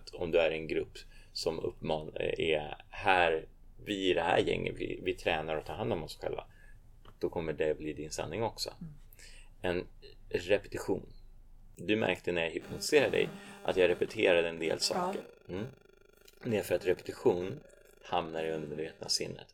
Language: Swedish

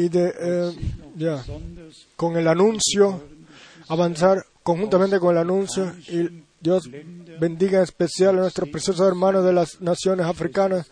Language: Spanish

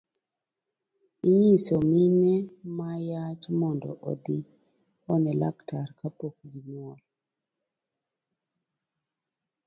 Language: Luo (Kenya and Tanzania)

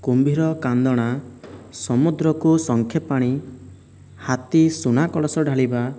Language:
Odia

